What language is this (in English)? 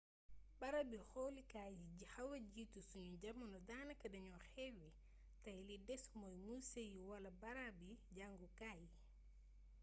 Wolof